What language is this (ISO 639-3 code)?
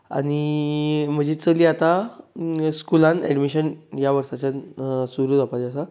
kok